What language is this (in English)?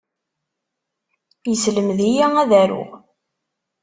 Kabyle